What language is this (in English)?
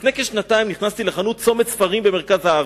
Hebrew